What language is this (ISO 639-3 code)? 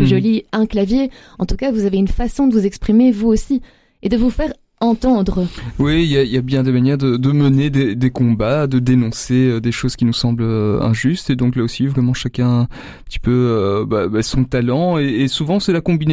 fra